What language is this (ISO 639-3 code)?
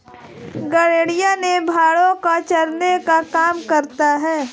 hin